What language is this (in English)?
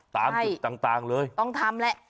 Thai